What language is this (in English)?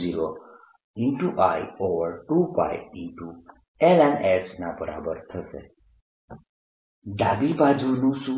Gujarati